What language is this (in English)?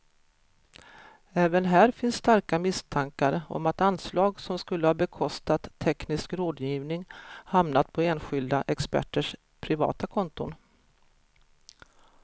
Swedish